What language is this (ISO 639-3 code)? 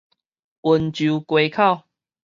nan